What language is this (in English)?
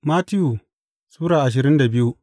Hausa